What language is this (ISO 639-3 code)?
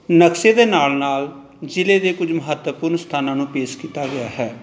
pan